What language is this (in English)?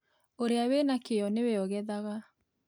Kikuyu